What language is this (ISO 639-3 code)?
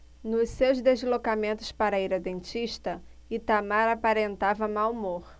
por